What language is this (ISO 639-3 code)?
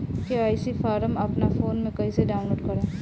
bho